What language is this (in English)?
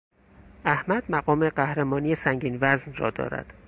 Persian